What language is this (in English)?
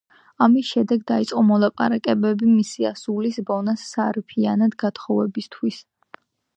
Georgian